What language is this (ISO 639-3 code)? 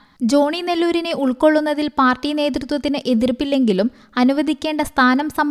mal